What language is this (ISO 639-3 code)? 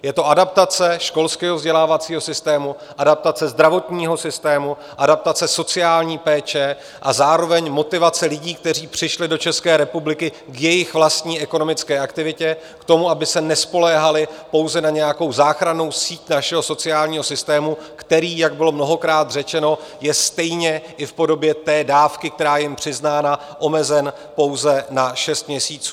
ces